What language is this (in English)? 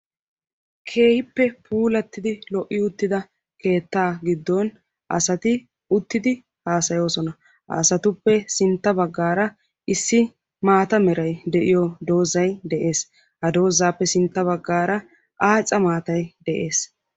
Wolaytta